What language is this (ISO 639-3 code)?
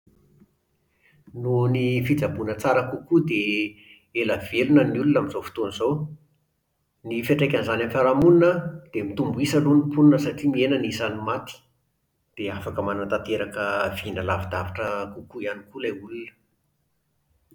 mlg